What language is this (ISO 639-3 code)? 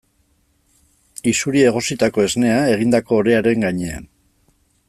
eus